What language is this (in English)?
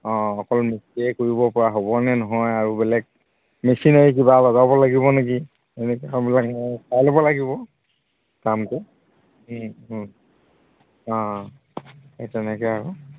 Assamese